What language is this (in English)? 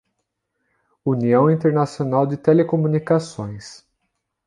Portuguese